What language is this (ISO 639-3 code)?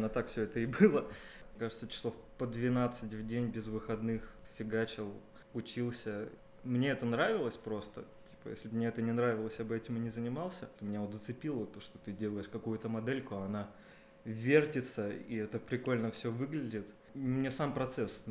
rus